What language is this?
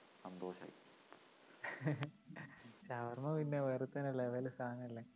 Malayalam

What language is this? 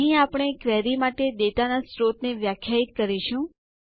Gujarati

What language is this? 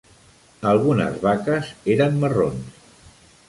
Catalan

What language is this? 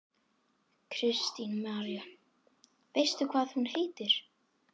Icelandic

